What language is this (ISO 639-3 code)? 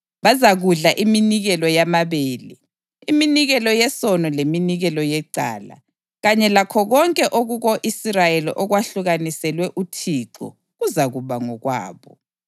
nde